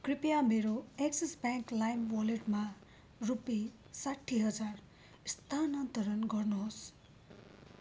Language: Nepali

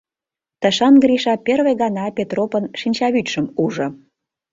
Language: Mari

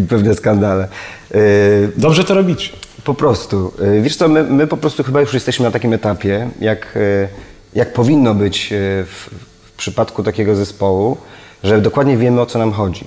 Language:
Polish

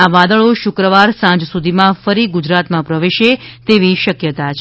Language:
Gujarati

